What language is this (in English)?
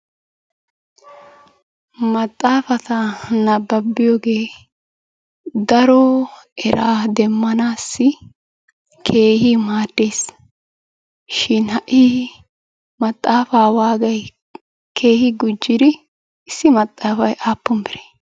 Wolaytta